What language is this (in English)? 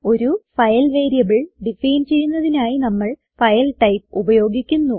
Malayalam